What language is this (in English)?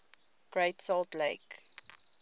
English